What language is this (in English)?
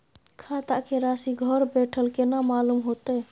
Maithili